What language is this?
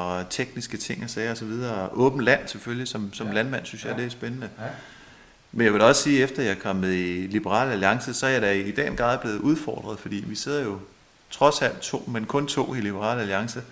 Danish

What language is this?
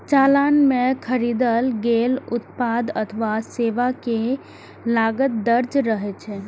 Maithili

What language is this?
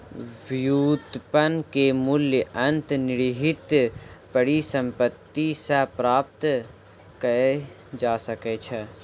Maithili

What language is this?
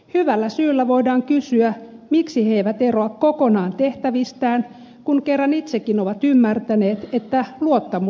Finnish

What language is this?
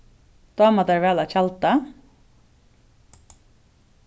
Faroese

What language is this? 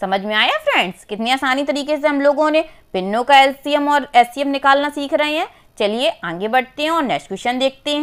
Hindi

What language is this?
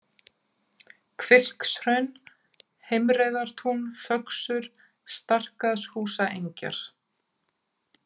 Icelandic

